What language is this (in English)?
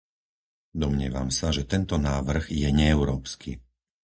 Slovak